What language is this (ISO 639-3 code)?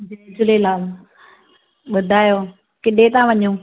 snd